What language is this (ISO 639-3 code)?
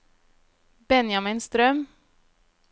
nor